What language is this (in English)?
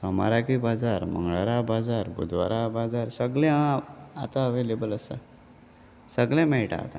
Konkani